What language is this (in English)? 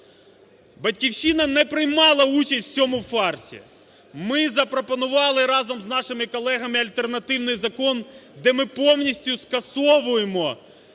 Ukrainian